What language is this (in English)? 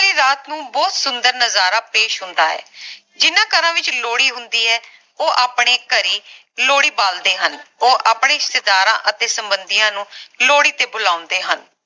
Punjabi